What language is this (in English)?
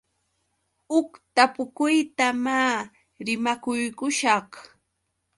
Yauyos Quechua